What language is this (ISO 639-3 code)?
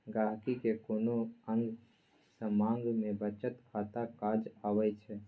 mai